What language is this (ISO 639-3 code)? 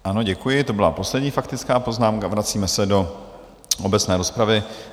ces